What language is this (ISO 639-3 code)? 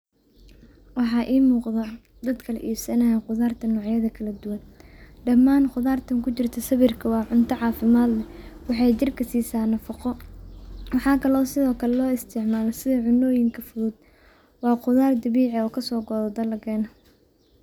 som